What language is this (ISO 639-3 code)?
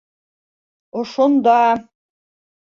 bak